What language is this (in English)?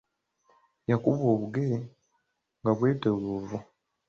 Ganda